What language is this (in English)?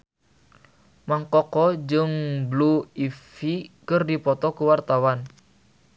Sundanese